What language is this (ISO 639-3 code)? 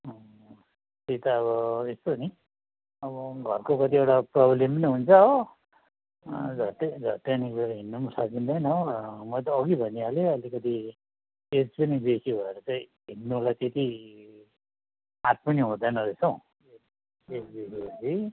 nep